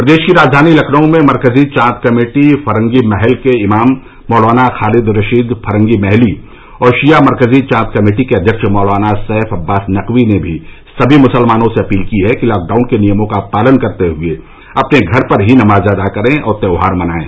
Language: Hindi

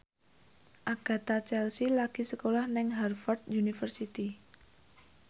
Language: Javanese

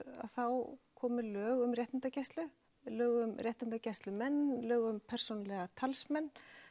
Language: Icelandic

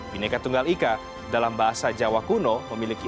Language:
Indonesian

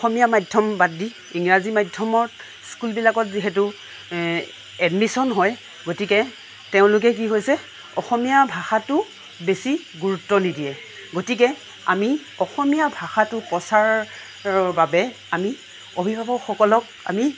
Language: Assamese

